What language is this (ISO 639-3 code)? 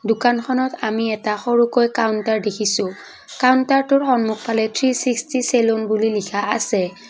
asm